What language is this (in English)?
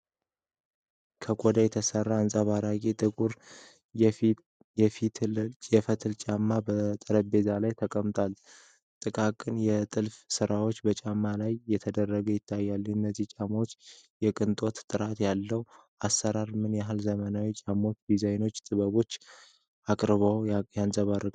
Amharic